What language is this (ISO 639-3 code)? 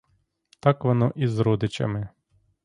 ukr